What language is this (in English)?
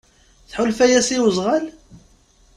Kabyle